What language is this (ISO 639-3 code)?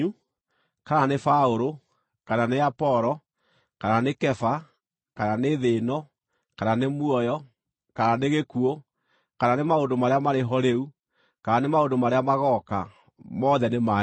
kik